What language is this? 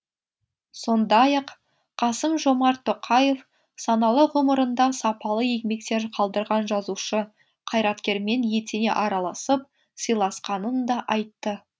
Kazakh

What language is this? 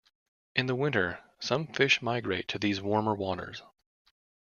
English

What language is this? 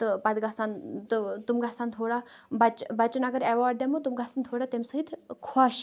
Kashmiri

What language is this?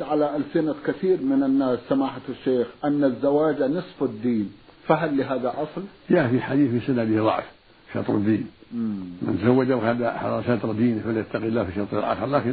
Arabic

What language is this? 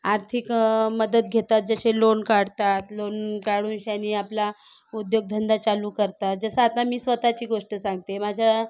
Marathi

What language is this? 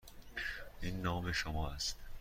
Persian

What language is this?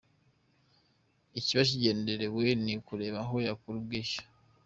Kinyarwanda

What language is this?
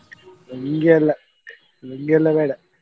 Kannada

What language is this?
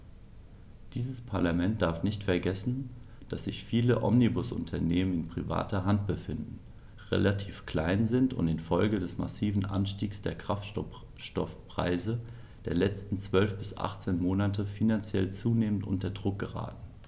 German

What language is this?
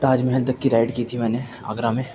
Urdu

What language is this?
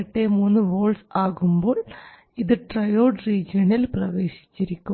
Malayalam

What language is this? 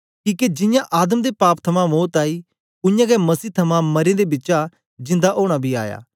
Dogri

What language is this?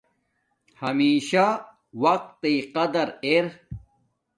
Domaaki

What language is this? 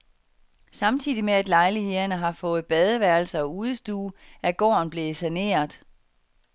Danish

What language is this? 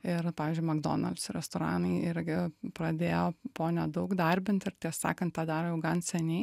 Lithuanian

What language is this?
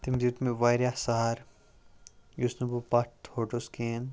Kashmiri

